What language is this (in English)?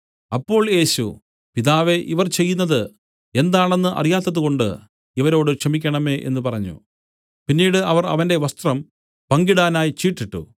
Malayalam